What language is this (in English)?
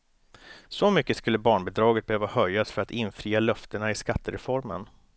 Swedish